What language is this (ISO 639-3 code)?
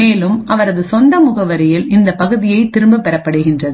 tam